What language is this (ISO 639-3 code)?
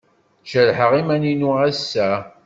kab